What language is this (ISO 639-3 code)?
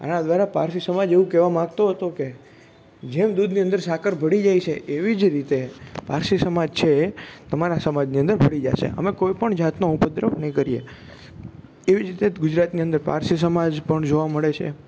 guj